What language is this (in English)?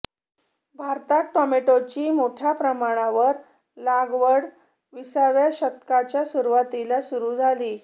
Marathi